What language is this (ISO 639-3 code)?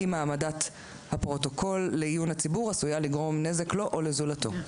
heb